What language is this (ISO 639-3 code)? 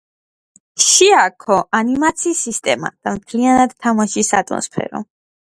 kat